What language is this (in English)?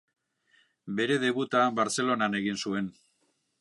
Basque